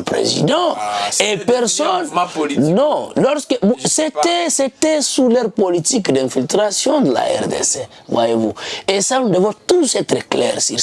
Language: French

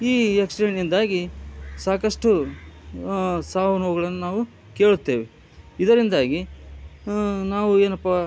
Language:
Kannada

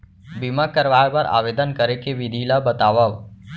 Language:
Chhattisgarhi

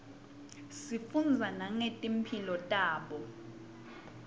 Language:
Swati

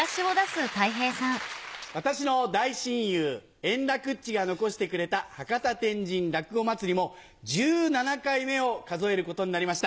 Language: Japanese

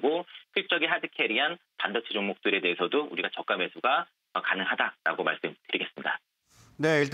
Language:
Korean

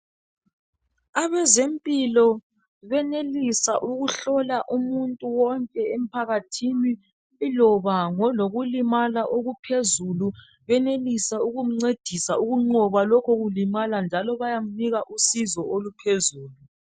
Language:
North Ndebele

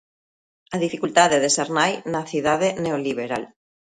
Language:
Galician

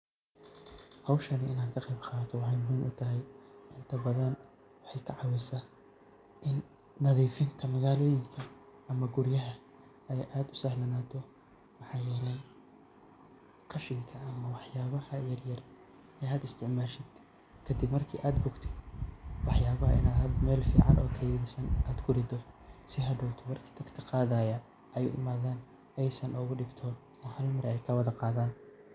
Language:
Somali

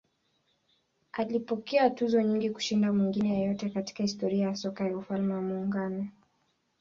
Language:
Swahili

